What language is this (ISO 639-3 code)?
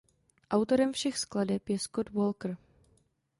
ces